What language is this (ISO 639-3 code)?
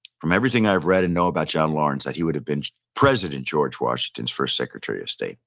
eng